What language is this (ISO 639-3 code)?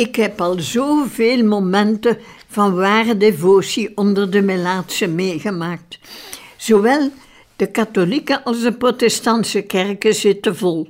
nld